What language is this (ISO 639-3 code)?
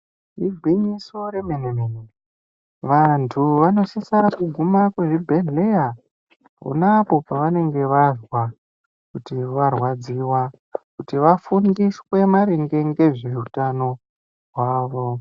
ndc